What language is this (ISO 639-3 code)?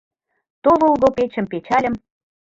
chm